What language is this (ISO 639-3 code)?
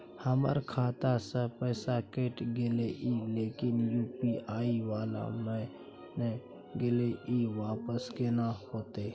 mai